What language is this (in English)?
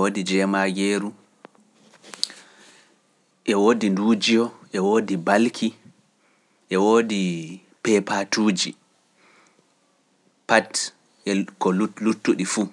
Pular